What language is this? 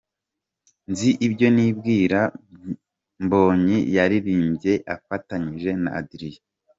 Kinyarwanda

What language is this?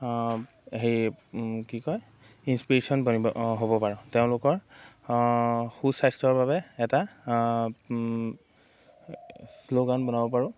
Assamese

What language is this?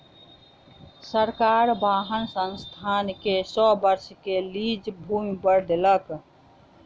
Maithili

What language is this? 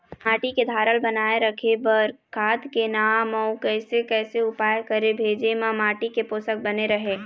Chhattisgarhi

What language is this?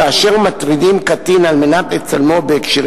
Hebrew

